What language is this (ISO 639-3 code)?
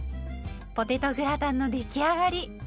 jpn